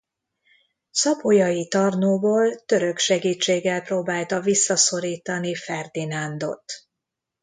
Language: Hungarian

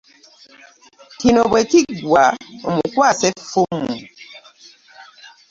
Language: Ganda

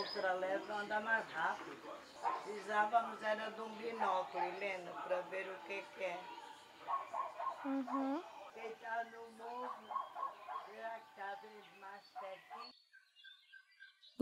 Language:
Portuguese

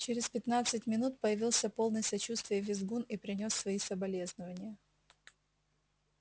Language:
Russian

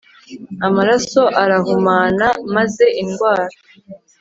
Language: Kinyarwanda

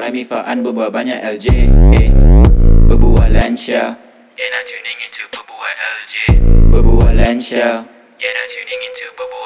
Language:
Malay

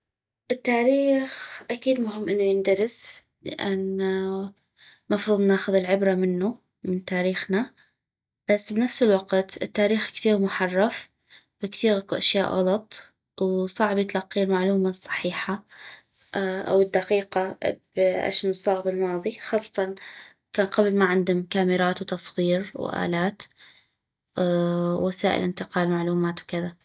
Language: North Mesopotamian Arabic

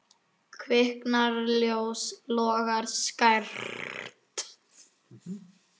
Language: Icelandic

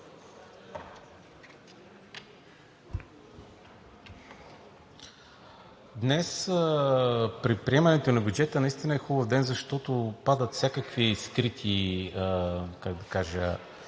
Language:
Bulgarian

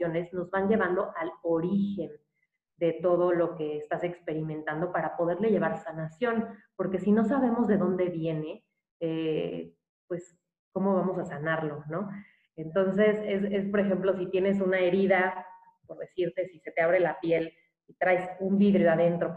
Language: Spanish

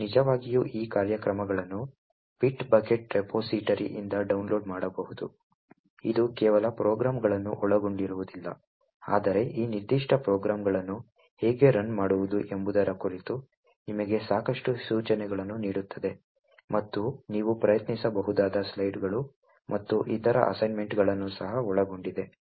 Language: Kannada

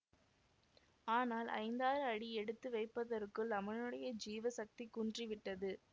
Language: Tamil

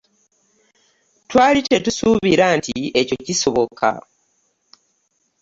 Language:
Ganda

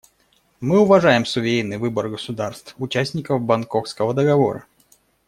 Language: Russian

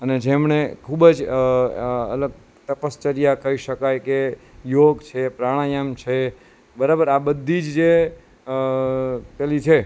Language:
Gujarati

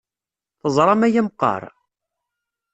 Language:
Kabyle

